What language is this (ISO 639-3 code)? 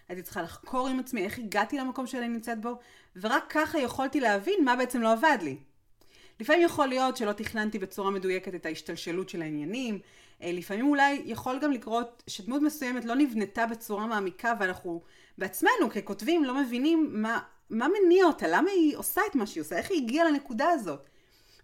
heb